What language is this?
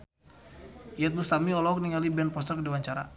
Sundanese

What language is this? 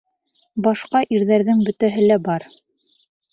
Bashkir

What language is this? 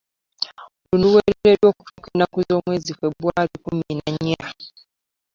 Ganda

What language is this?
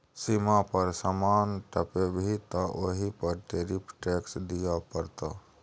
Maithili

